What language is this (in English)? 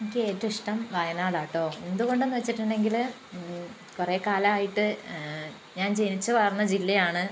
Malayalam